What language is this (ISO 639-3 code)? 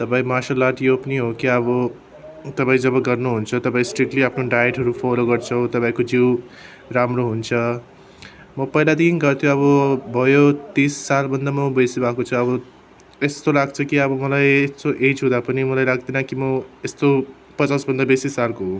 nep